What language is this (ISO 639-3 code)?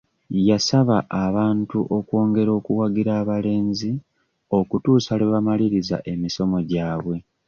lug